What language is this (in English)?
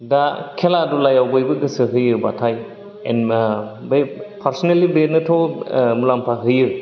Bodo